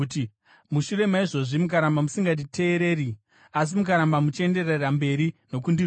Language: Shona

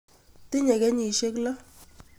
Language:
Kalenjin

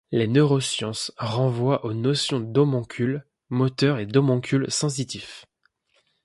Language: French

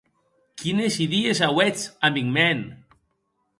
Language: Occitan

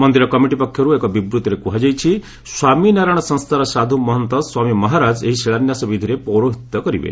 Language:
Odia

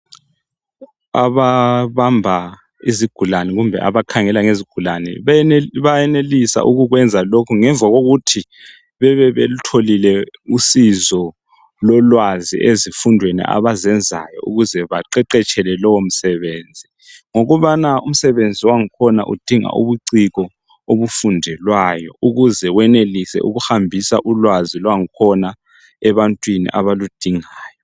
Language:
North Ndebele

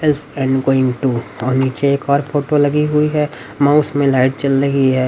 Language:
Hindi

